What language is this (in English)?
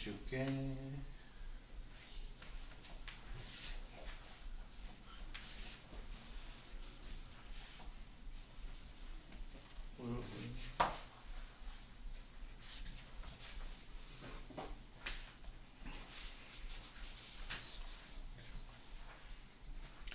Korean